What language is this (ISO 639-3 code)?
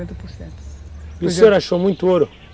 por